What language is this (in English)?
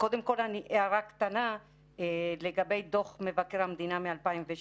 Hebrew